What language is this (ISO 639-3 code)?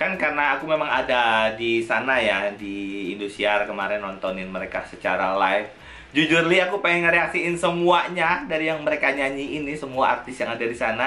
ind